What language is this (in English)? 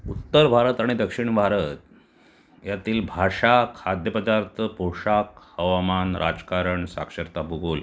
Marathi